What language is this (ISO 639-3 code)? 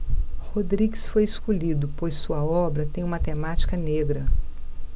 por